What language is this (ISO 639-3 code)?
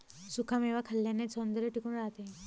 mar